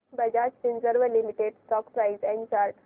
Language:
Marathi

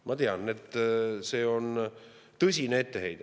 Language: Estonian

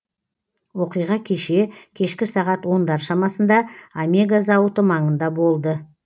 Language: Kazakh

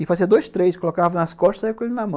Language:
Portuguese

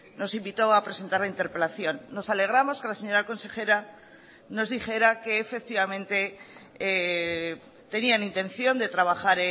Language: Spanish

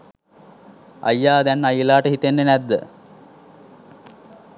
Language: Sinhala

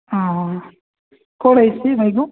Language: Odia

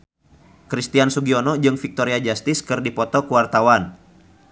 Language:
Sundanese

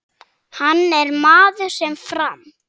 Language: Icelandic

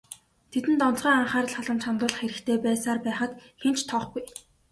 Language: Mongolian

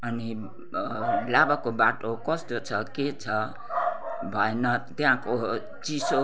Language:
Nepali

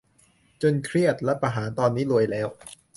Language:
Thai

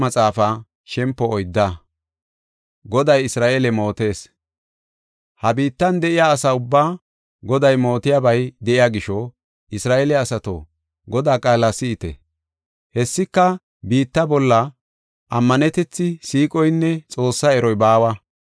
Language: Gofa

